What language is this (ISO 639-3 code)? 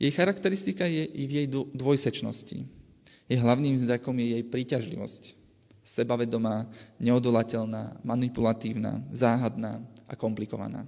slk